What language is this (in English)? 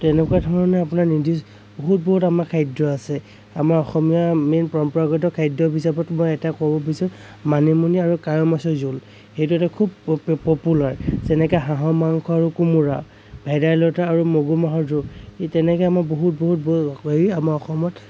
Assamese